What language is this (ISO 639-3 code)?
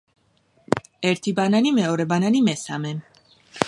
kat